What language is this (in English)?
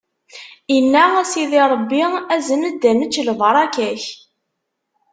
Kabyle